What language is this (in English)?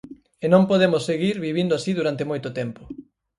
Galician